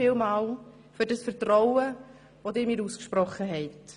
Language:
Swiss German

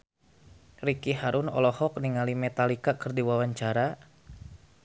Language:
Sundanese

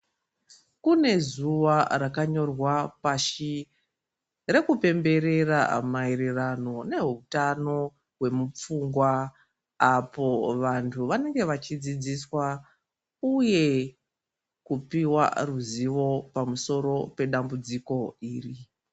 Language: Ndau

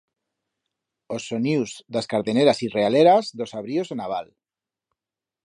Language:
Aragonese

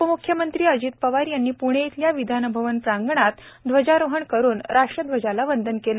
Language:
Marathi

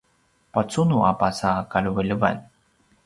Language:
Paiwan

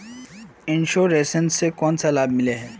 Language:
Magahi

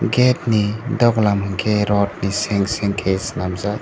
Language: Kok Borok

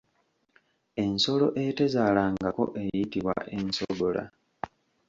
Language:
Ganda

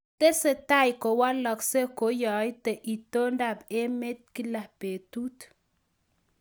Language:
Kalenjin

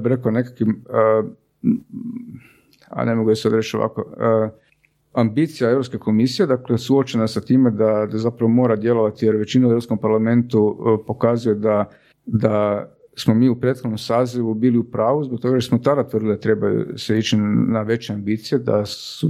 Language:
Croatian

